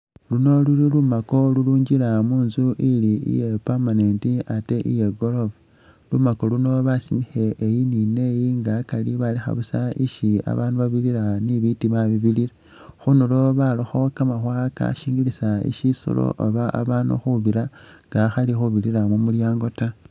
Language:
Masaaba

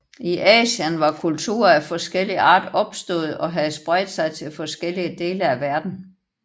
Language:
Danish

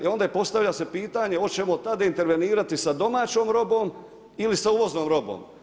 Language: Croatian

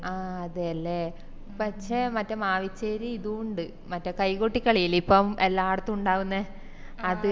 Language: Malayalam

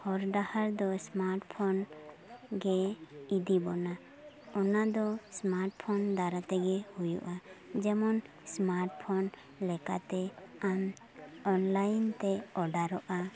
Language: Santali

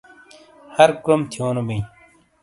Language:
Shina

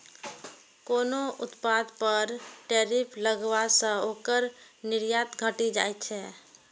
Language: Maithili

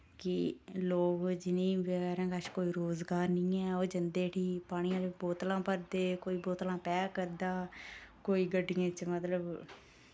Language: Dogri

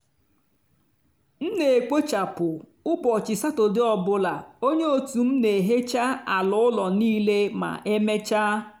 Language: Igbo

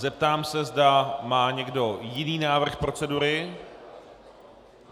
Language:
Czech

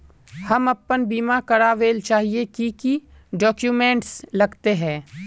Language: Magahi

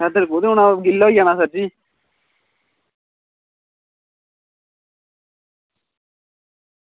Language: Dogri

